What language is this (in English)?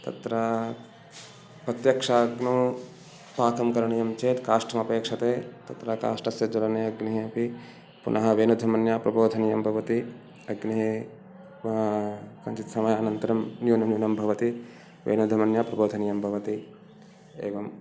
Sanskrit